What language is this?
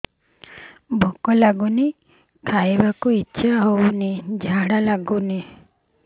Odia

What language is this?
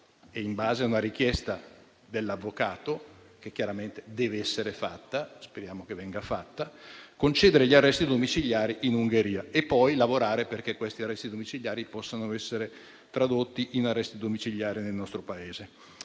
Italian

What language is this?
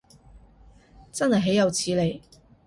Cantonese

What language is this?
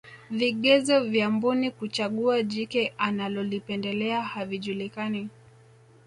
Swahili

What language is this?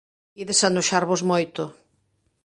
Galician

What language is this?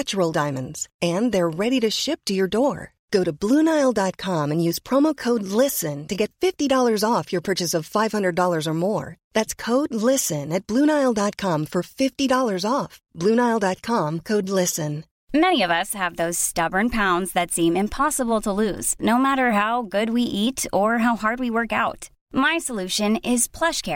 Urdu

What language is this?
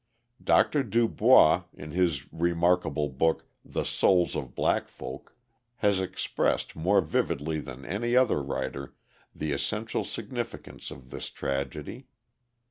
English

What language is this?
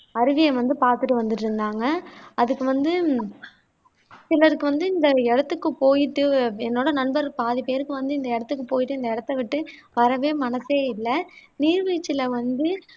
Tamil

